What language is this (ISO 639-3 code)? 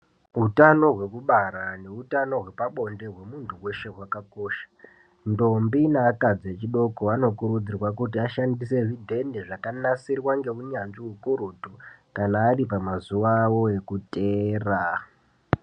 ndc